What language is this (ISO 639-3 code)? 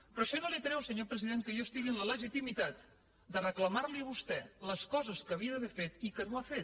cat